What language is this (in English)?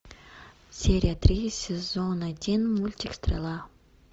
Russian